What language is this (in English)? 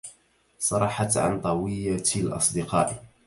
Arabic